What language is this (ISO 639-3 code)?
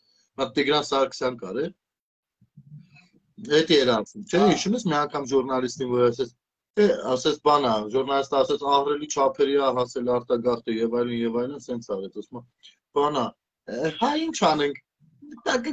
ron